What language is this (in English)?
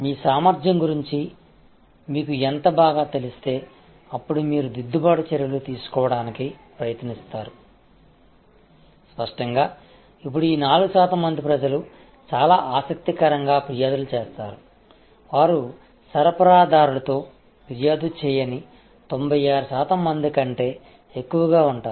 Telugu